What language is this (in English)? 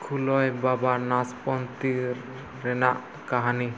Santali